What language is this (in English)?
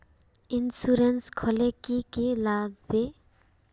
Magahi